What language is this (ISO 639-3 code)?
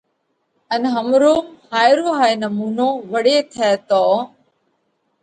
kvx